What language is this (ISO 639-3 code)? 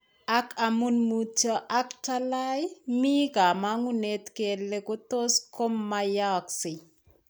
kln